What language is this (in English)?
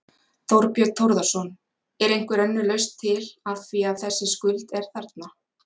Icelandic